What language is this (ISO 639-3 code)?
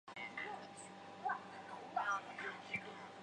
zho